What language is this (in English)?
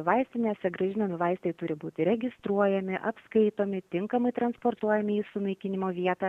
Lithuanian